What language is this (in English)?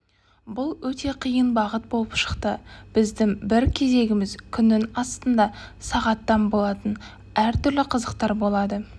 Kazakh